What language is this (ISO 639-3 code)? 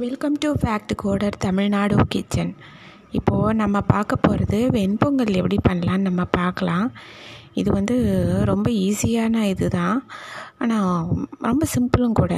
tam